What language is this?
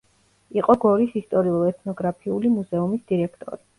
Georgian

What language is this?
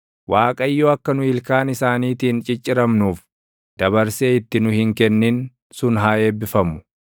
Oromo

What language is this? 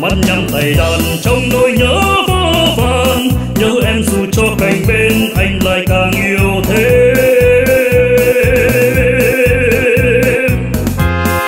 Vietnamese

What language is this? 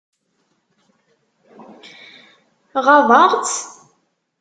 Kabyle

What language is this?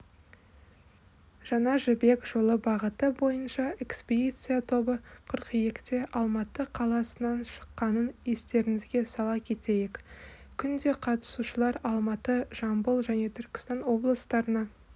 Kazakh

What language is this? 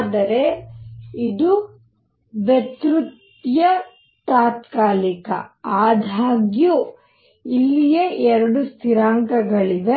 Kannada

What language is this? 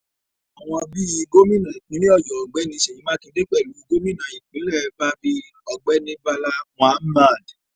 Yoruba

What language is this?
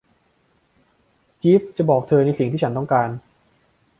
Thai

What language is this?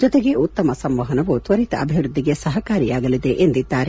Kannada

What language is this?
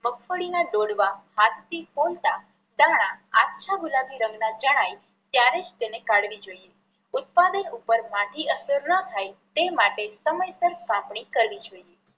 Gujarati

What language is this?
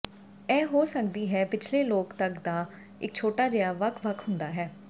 Punjabi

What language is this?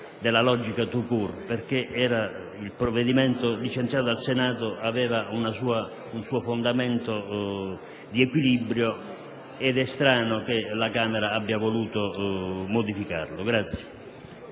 Italian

